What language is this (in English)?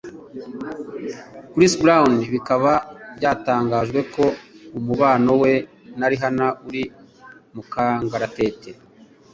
Kinyarwanda